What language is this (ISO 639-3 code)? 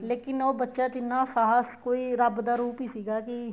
pan